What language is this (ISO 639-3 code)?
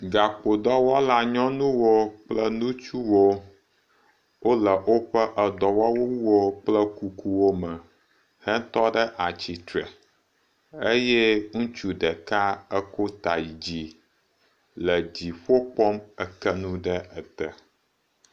ewe